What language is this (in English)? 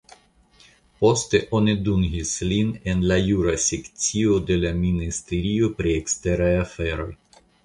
Esperanto